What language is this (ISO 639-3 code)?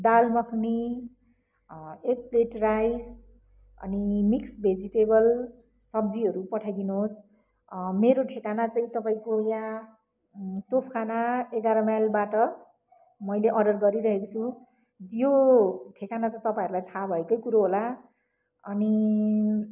nep